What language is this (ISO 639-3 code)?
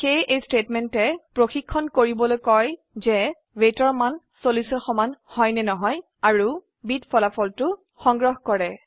asm